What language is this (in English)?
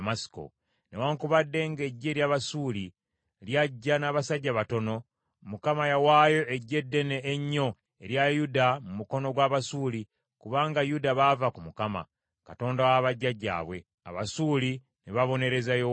Ganda